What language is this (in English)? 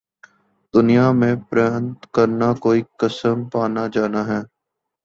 Urdu